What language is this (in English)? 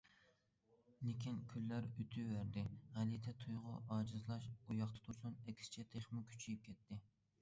Uyghur